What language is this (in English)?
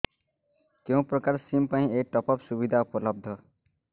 Odia